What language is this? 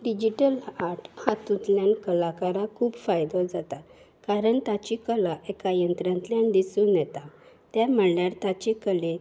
Konkani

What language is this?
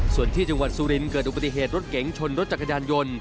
Thai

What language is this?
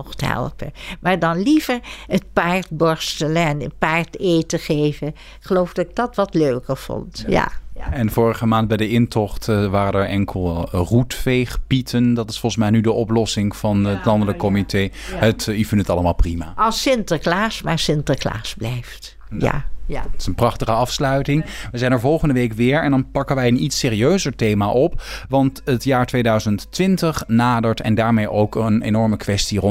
Dutch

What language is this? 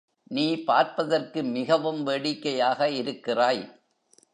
Tamil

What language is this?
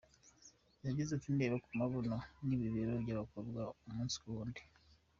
Kinyarwanda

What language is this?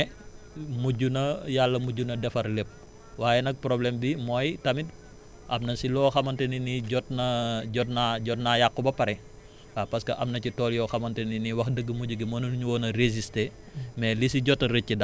Wolof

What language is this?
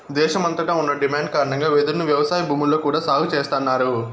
Telugu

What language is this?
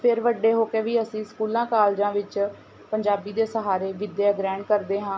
Punjabi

